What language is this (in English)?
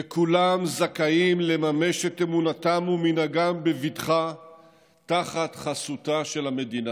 Hebrew